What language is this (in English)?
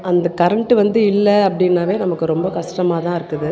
Tamil